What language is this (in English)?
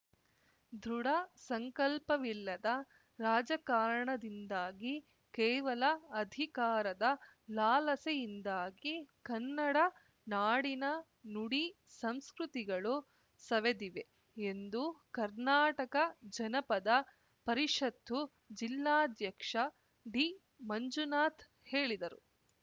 Kannada